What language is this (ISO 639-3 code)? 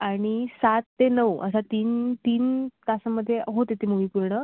mar